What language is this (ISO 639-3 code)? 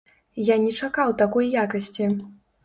bel